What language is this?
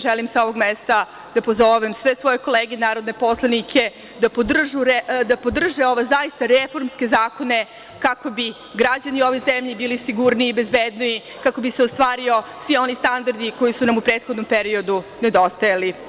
Serbian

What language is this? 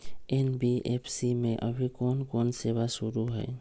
Magahi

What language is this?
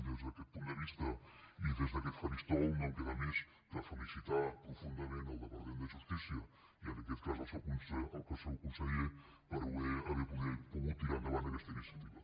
Catalan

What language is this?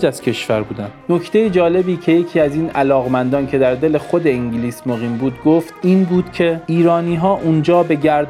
Persian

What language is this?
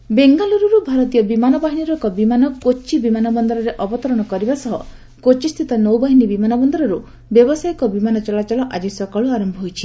Odia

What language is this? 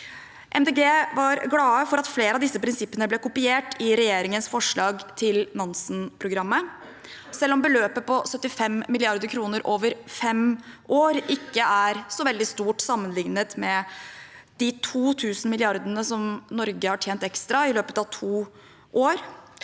Norwegian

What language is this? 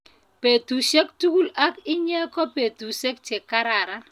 Kalenjin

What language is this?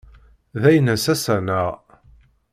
Kabyle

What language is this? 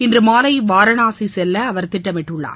Tamil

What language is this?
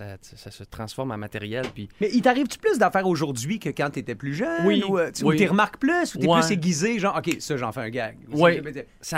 French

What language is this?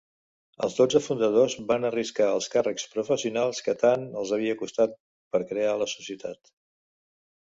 Catalan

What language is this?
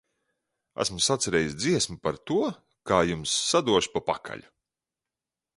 Latvian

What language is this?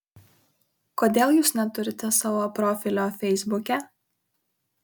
Lithuanian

